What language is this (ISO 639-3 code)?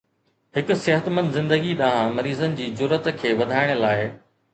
snd